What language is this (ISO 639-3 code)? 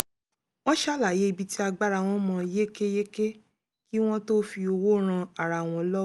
yor